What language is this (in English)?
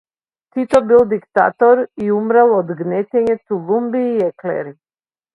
Macedonian